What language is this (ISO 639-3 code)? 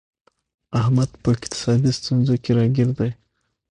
pus